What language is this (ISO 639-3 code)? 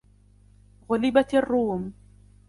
ara